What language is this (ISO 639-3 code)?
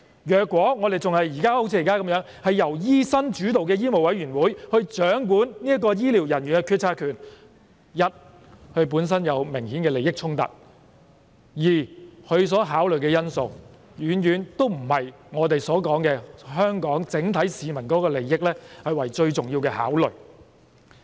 yue